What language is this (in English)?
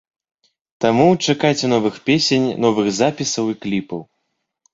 Belarusian